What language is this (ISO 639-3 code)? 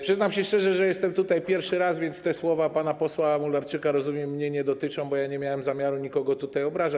pol